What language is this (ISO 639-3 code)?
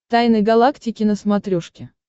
rus